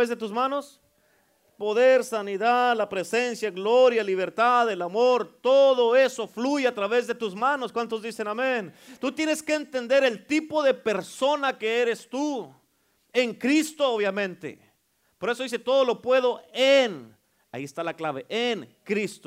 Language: Spanish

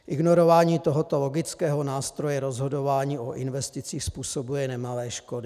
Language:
Czech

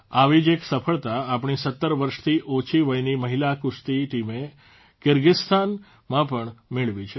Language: Gujarati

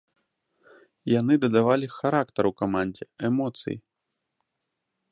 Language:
Belarusian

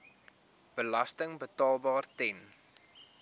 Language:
Afrikaans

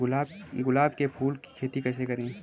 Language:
Hindi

